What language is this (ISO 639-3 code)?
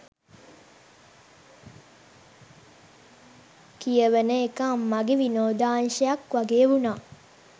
sin